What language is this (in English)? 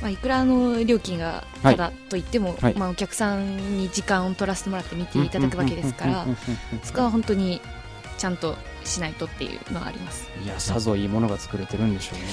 Japanese